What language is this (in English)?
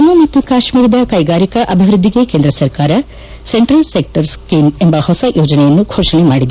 Kannada